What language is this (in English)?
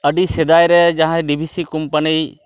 Santali